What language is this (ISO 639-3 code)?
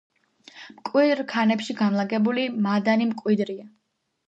kat